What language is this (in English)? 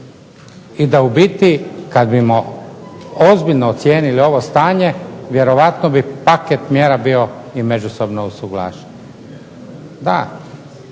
Croatian